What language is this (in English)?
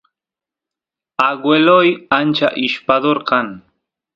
Santiago del Estero Quichua